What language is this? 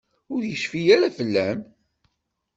Kabyle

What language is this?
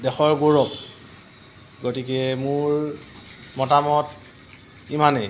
Assamese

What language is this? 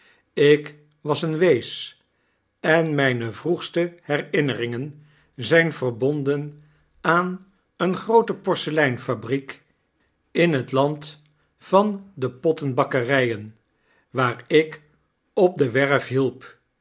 Dutch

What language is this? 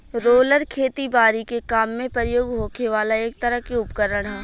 Bhojpuri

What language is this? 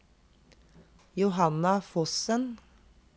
Norwegian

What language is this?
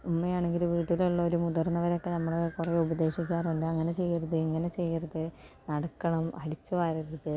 Malayalam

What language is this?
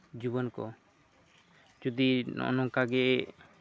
Santali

